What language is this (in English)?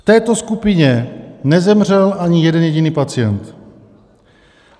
Czech